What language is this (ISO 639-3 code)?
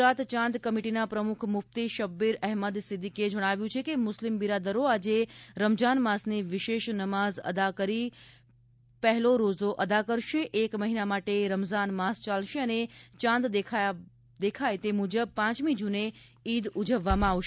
guj